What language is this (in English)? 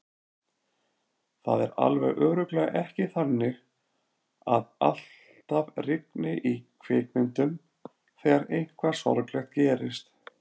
Icelandic